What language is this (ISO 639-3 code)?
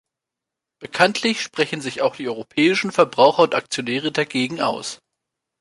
deu